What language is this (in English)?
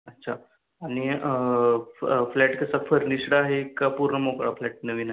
Marathi